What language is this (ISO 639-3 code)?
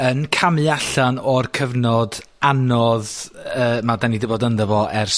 cym